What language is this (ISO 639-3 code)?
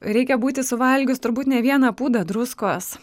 lit